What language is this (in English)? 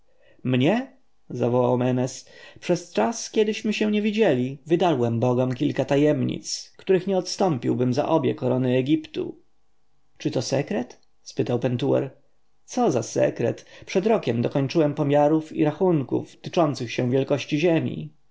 Polish